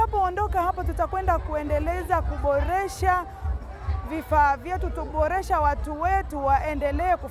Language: Swahili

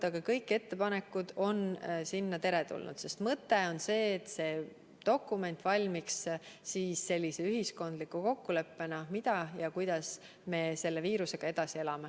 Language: Estonian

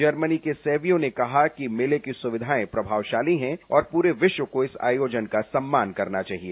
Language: Hindi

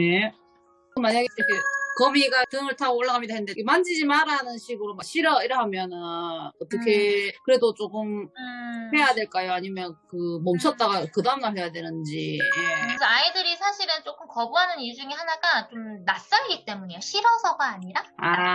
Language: Korean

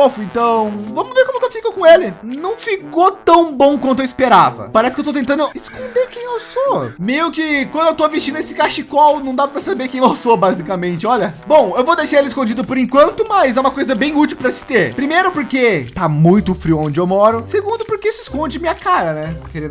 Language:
Portuguese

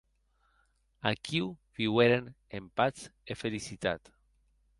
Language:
Occitan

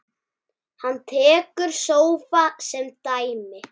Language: Icelandic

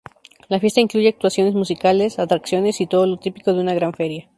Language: Spanish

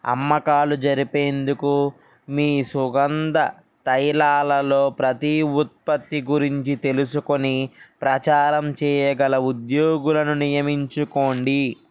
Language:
Telugu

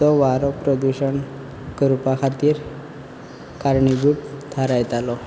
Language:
Konkani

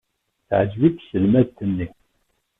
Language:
Kabyle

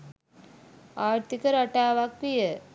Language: Sinhala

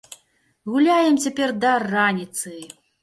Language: Belarusian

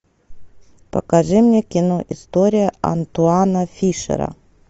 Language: Russian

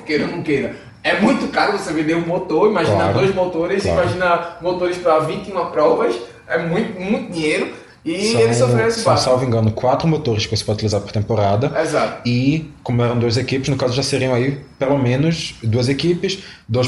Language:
Portuguese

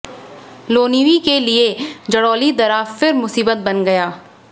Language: Hindi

